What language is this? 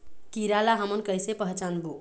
Chhattisgarhi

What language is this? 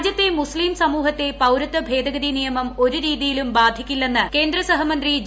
Malayalam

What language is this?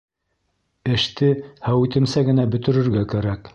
Bashkir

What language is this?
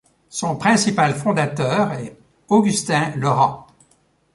French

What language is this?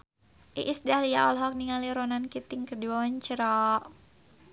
Sundanese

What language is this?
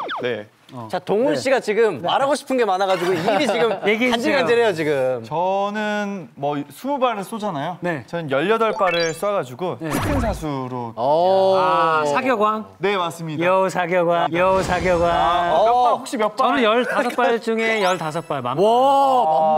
Korean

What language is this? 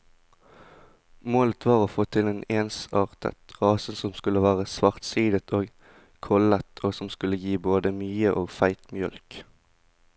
Norwegian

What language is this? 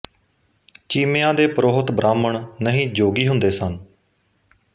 Punjabi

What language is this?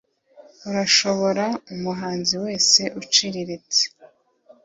Kinyarwanda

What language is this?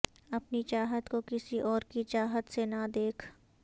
Urdu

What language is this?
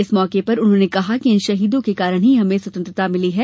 Hindi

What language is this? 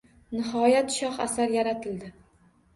Uzbek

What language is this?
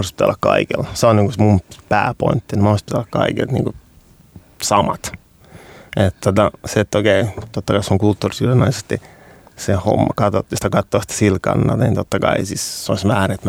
Finnish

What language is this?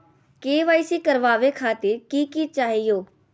Magahi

